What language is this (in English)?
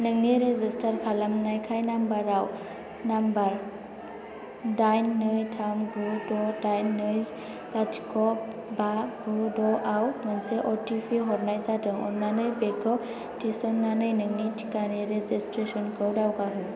Bodo